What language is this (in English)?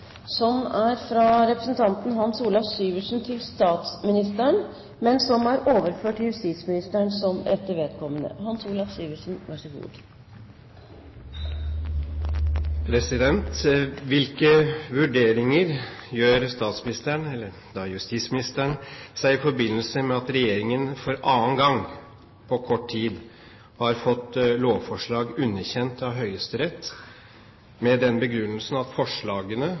Norwegian Bokmål